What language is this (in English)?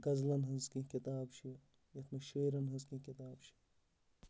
Kashmiri